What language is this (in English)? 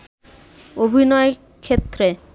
Bangla